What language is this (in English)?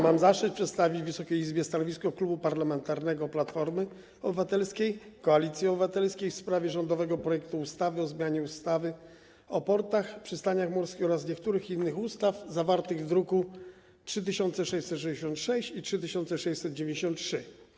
Polish